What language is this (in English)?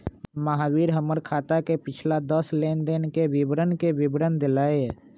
Magahi